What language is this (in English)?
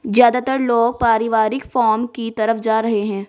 Hindi